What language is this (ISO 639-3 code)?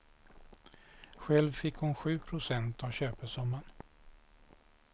swe